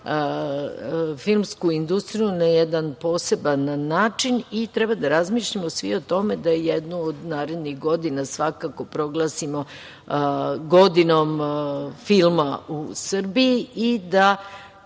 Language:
Serbian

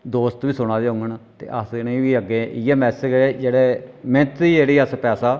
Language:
Dogri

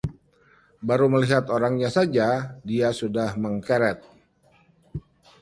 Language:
Indonesian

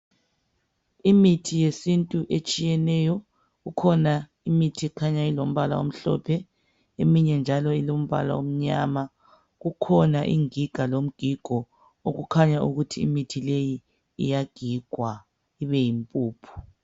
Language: North Ndebele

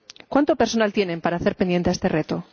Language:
Spanish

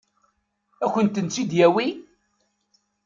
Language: Kabyle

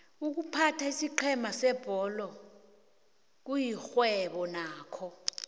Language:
South Ndebele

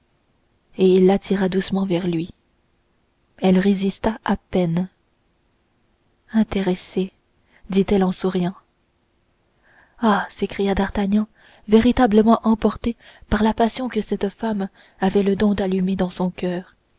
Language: French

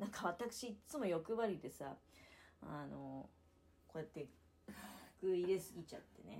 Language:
Japanese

